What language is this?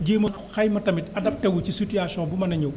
Wolof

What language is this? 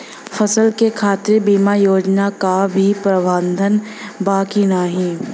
Bhojpuri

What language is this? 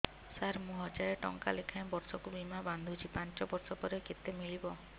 Odia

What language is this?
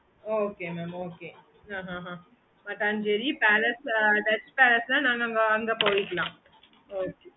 Tamil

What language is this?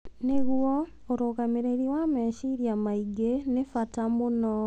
Kikuyu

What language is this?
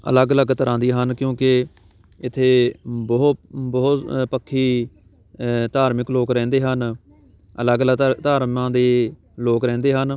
Punjabi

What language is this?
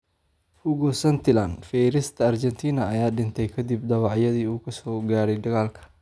Somali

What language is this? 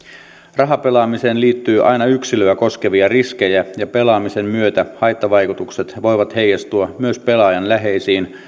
Finnish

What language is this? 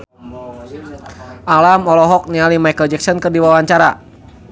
Sundanese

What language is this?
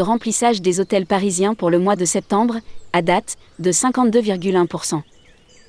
French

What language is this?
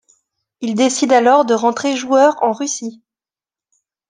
French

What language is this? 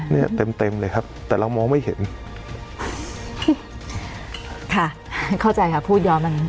Thai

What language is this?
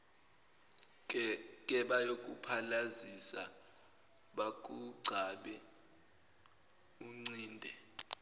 Zulu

